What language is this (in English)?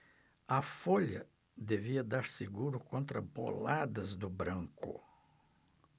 Portuguese